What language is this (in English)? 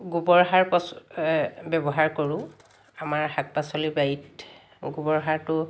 Assamese